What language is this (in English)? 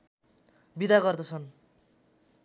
Nepali